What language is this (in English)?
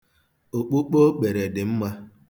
Igbo